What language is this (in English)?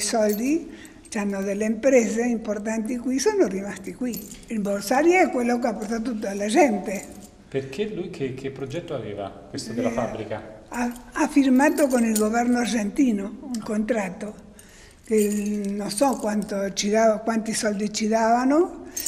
Italian